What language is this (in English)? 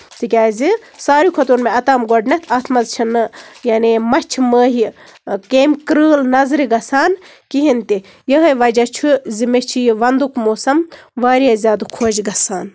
Kashmiri